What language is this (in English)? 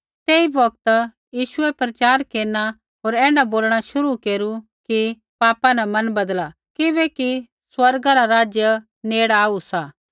Kullu Pahari